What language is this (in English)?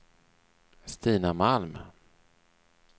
Swedish